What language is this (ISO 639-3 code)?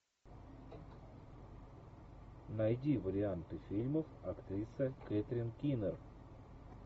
rus